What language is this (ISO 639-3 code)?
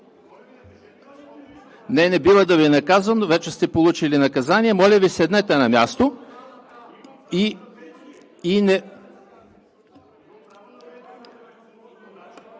bul